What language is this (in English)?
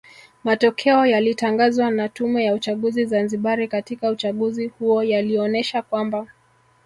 Swahili